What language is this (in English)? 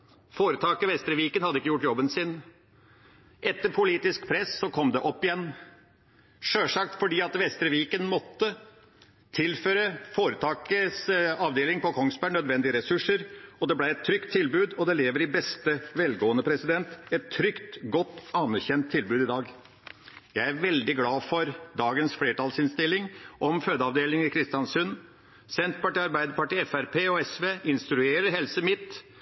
Norwegian Bokmål